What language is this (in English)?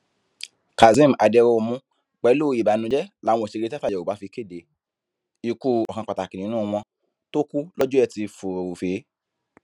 Yoruba